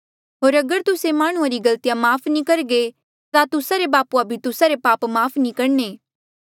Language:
Mandeali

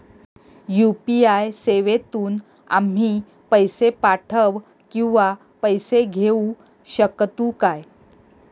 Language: Marathi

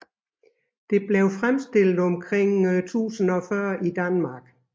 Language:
Danish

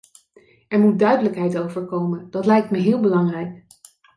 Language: Dutch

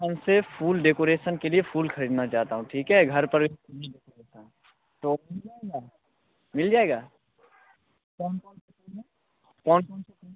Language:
Hindi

